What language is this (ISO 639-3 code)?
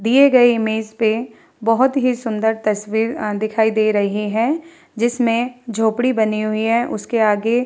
hin